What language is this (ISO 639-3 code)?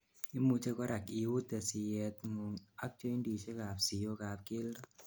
kln